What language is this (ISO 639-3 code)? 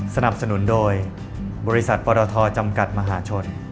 tha